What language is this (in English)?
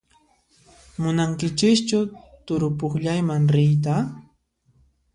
Puno Quechua